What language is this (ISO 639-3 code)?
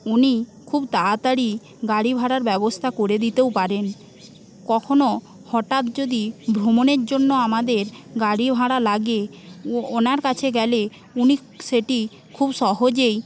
ben